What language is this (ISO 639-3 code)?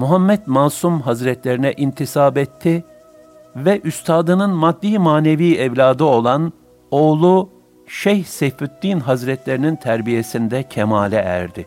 tur